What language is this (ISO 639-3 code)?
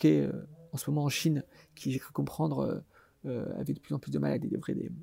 fra